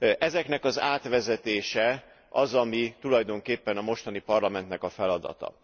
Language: Hungarian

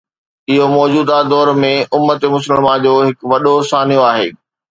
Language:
Sindhi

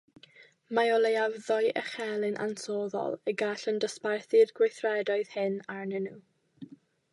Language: Welsh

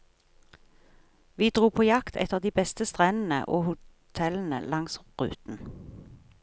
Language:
Norwegian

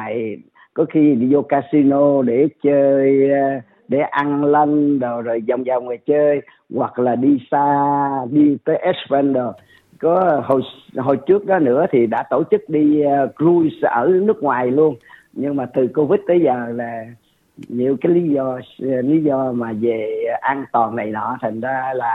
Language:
Vietnamese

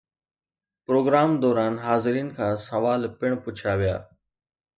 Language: Sindhi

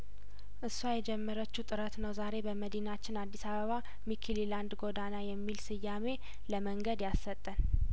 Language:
Amharic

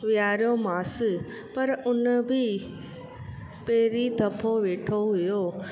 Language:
Sindhi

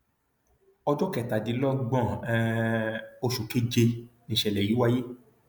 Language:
Yoruba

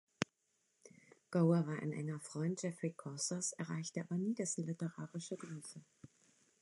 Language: German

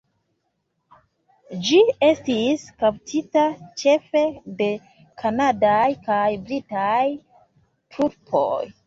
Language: Esperanto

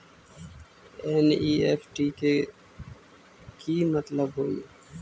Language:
Magahi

